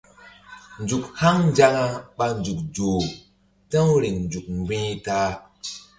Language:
Mbum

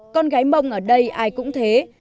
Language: Vietnamese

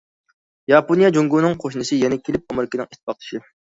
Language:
Uyghur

